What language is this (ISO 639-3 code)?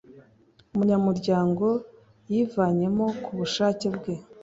kin